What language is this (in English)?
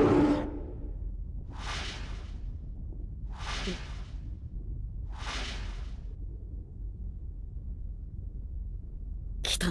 Japanese